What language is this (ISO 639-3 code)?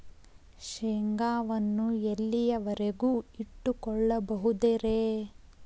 kan